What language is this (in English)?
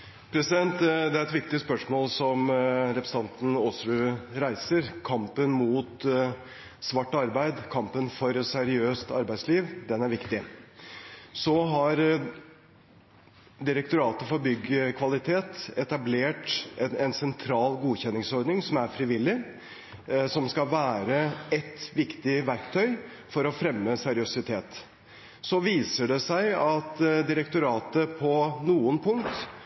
Norwegian Bokmål